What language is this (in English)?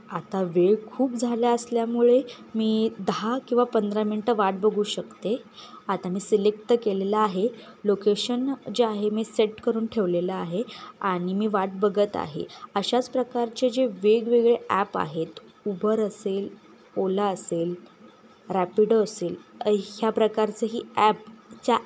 Marathi